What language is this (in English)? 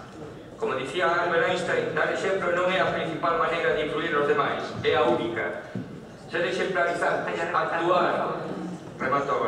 Romanian